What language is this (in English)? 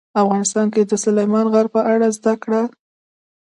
Pashto